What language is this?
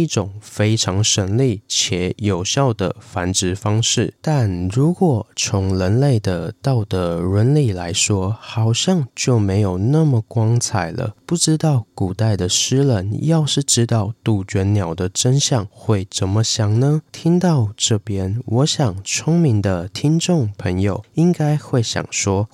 Chinese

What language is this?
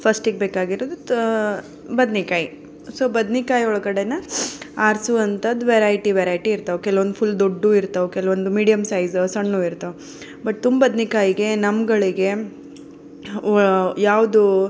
Kannada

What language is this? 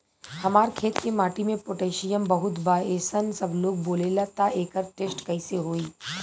Bhojpuri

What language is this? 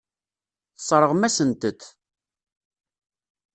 Kabyle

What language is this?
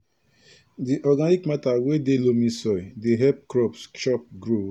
Nigerian Pidgin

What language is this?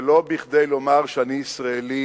Hebrew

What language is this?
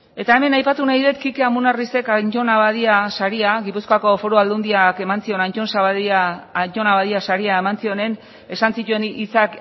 Basque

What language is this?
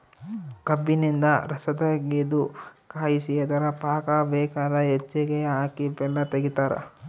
Kannada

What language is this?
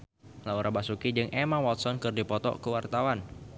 Sundanese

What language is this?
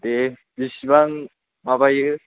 Bodo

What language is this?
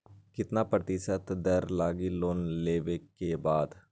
Magahi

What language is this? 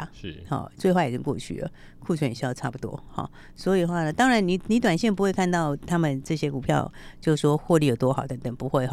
Chinese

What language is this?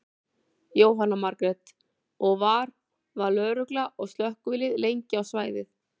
Icelandic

